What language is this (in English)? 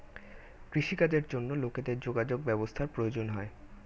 Bangla